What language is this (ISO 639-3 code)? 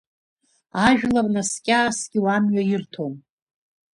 abk